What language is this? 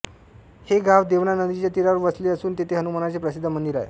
Marathi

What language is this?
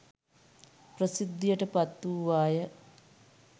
Sinhala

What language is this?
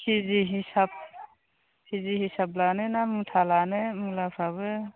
Bodo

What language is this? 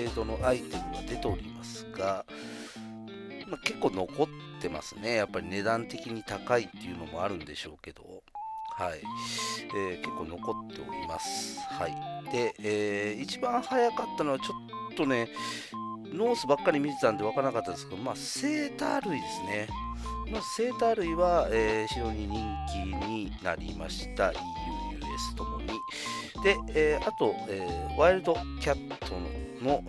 Japanese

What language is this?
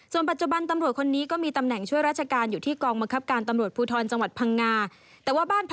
Thai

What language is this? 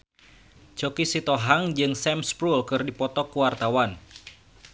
Sundanese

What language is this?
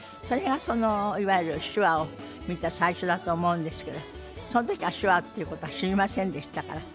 Japanese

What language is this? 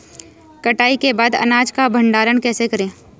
Hindi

